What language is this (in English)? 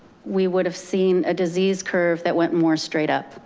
English